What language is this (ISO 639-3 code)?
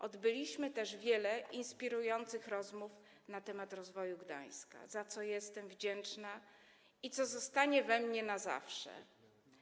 pol